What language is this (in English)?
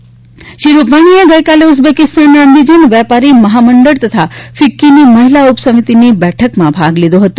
Gujarati